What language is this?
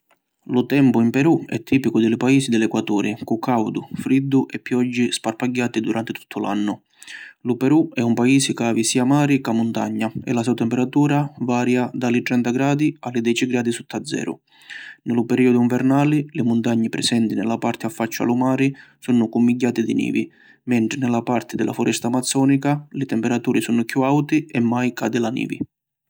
Sicilian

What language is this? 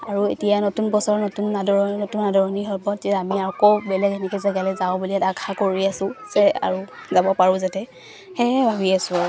Assamese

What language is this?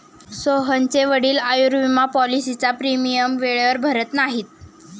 Marathi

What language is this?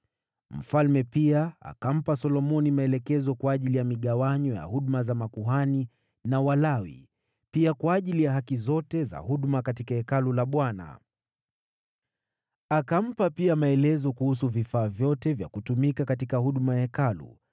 Swahili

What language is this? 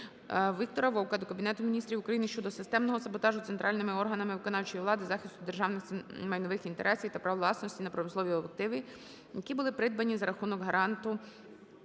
Ukrainian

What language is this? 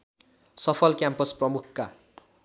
Nepali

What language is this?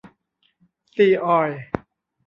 Thai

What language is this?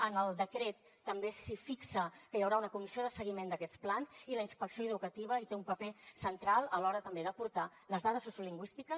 Catalan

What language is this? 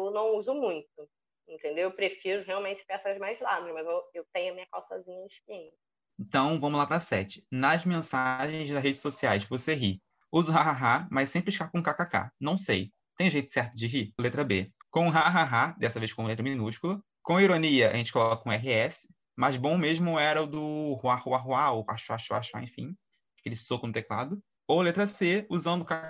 Portuguese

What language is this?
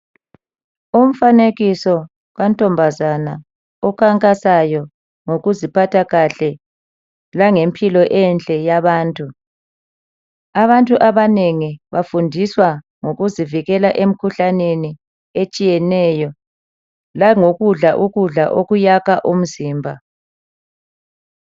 North Ndebele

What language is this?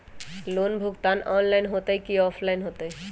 Magahi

